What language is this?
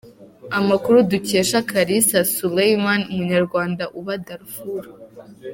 Kinyarwanda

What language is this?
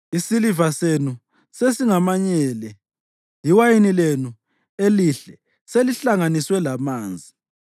North Ndebele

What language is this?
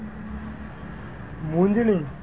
Gujarati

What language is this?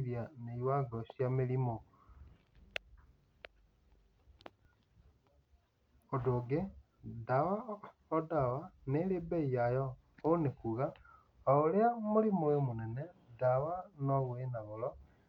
Kikuyu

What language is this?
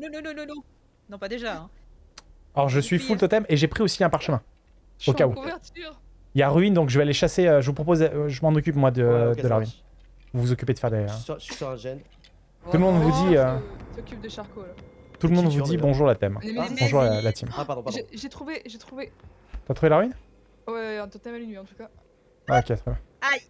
French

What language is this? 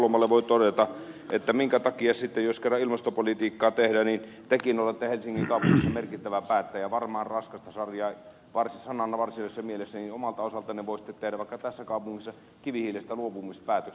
Finnish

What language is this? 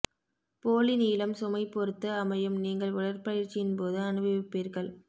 Tamil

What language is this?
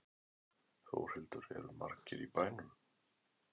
Icelandic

